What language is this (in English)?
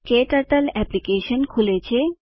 Gujarati